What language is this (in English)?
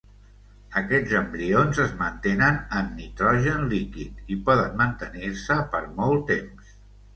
Catalan